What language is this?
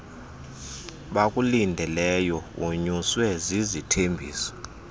Xhosa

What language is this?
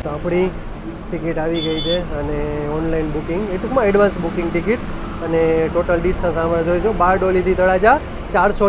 Gujarati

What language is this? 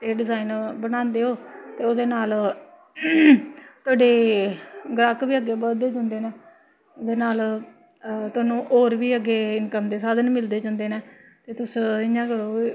Dogri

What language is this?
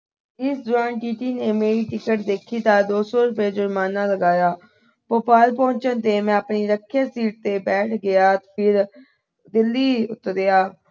Punjabi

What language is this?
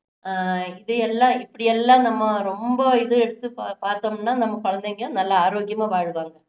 Tamil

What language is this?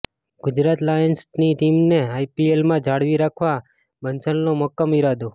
Gujarati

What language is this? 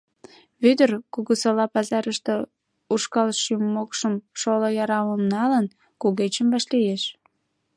Mari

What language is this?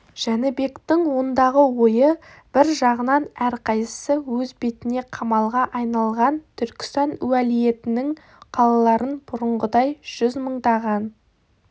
Kazakh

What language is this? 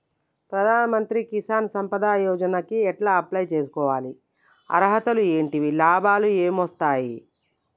Telugu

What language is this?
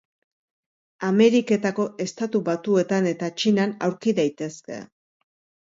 Basque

